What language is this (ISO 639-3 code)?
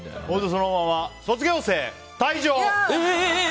jpn